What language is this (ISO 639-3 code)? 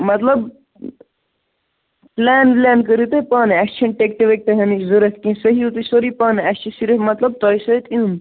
kas